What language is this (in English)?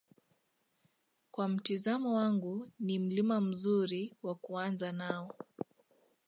Swahili